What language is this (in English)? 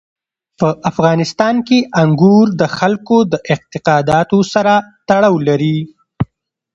Pashto